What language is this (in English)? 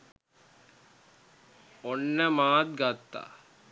Sinhala